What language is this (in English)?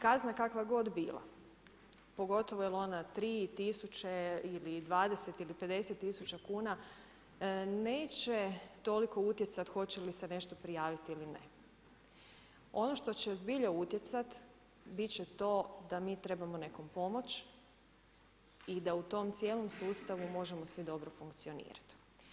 Croatian